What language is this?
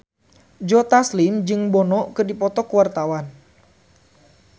Sundanese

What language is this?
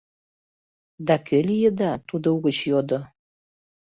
Mari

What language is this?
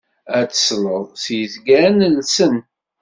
Kabyle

